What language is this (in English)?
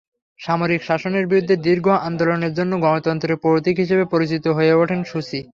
Bangla